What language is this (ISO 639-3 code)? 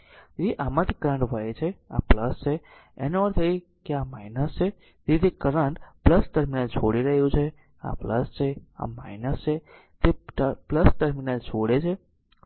guj